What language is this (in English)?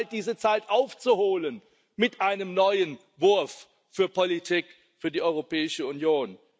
German